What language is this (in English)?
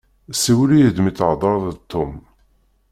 Kabyle